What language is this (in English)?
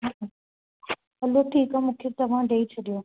Sindhi